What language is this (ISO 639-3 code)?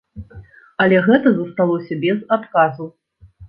bel